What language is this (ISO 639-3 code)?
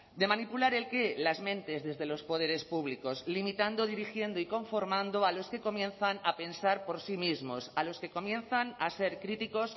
spa